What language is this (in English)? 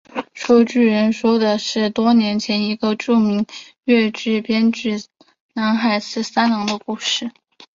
Chinese